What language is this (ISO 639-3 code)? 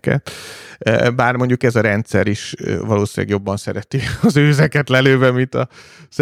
hun